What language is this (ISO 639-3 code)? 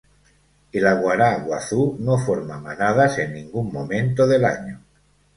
spa